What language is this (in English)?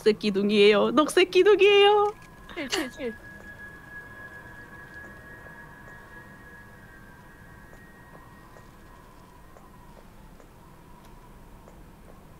Korean